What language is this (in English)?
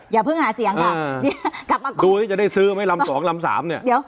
Thai